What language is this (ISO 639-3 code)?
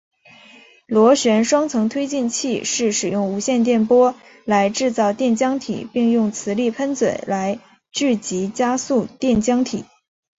zho